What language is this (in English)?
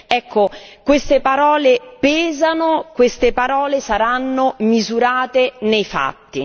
Italian